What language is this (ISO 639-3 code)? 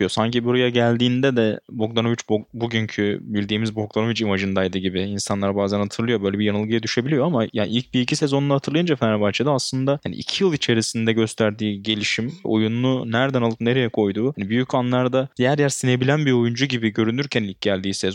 tur